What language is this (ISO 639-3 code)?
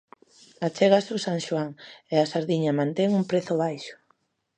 glg